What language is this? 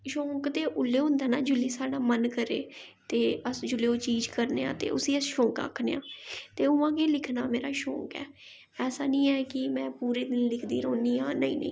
Dogri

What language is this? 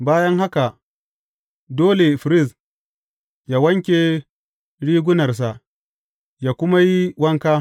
Hausa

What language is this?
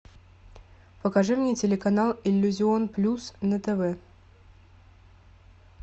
Russian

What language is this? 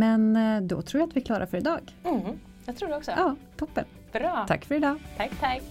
Swedish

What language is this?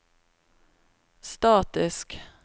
Norwegian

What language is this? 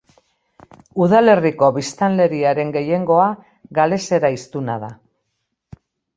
Basque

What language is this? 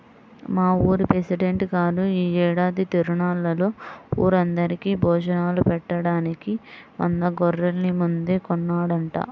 Telugu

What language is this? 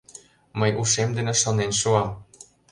Mari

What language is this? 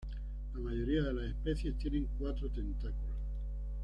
Spanish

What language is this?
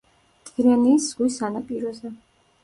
Georgian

